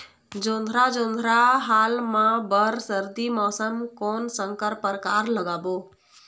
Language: Chhattisgarhi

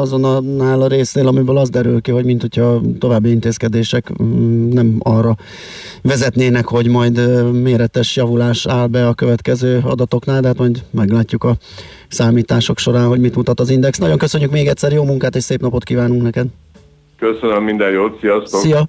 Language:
Hungarian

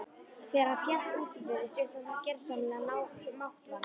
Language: Icelandic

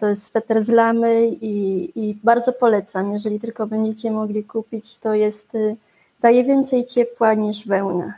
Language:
Polish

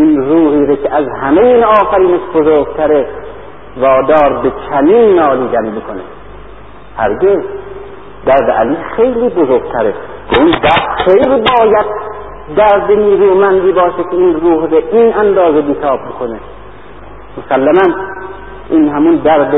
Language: Persian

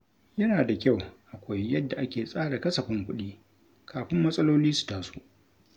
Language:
Hausa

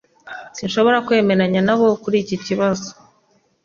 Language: Kinyarwanda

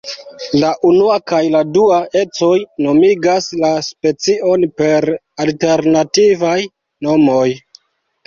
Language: Esperanto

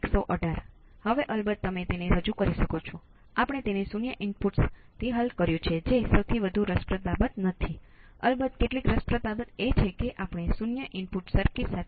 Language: Gujarati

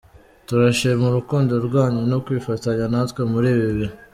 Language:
Kinyarwanda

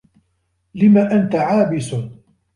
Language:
Arabic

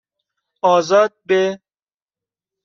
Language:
Persian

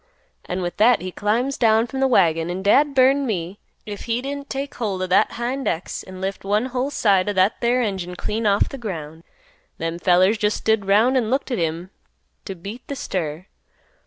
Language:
English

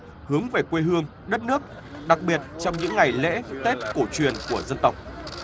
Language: Vietnamese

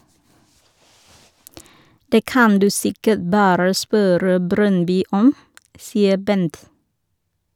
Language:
Norwegian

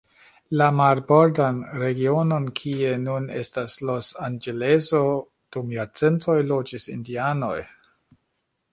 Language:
Esperanto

